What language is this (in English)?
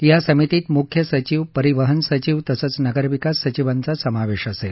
Marathi